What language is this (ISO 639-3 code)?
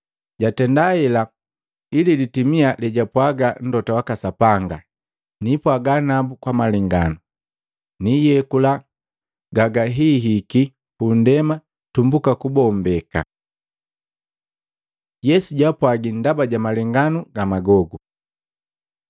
mgv